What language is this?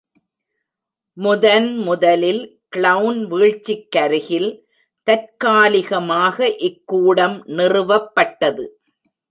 Tamil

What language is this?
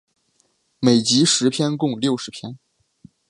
Chinese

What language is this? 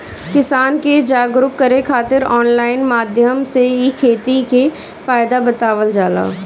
Bhojpuri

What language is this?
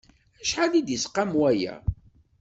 Kabyle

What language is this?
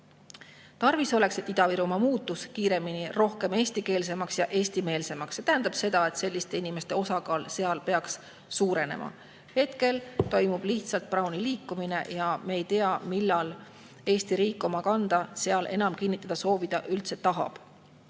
Estonian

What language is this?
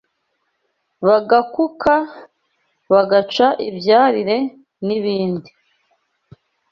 Kinyarwanda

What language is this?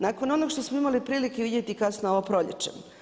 Croatian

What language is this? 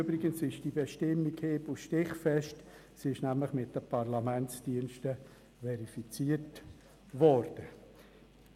Swiss German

